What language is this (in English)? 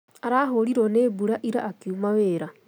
Kikuyu